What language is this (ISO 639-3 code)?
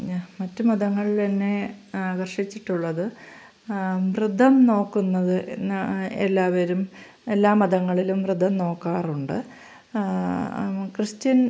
mal